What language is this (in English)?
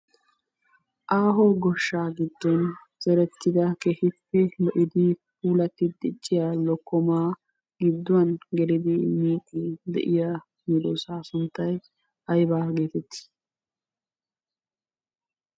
Wolaytta